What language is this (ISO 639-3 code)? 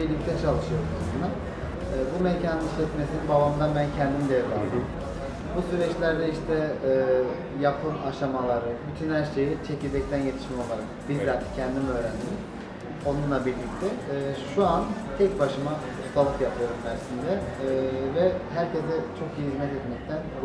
tur